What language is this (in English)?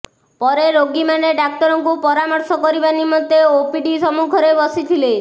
Odia